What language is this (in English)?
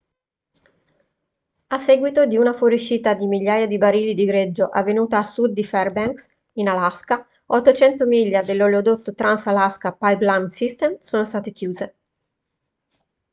Italian